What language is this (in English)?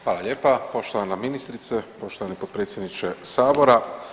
Croatian